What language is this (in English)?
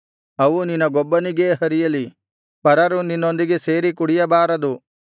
Kannada